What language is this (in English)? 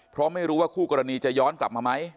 Thai